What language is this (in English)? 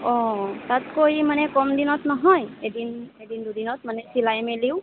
Assamese